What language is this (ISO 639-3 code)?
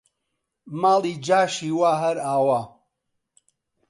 ckb